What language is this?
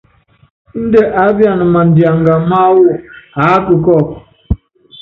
Yangben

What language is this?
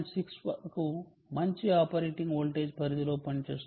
Telugu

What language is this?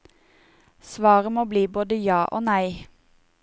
Norwegian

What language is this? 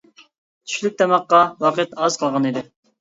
Uyghur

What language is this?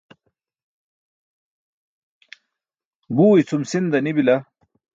Burushaski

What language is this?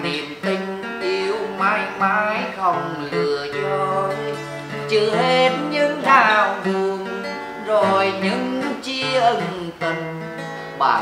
Vietnamese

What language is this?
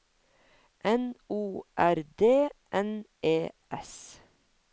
Norwegian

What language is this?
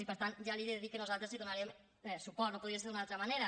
Catalan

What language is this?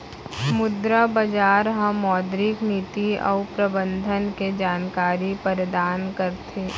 Chhattisgarhi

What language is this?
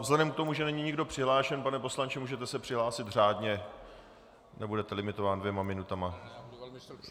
Czech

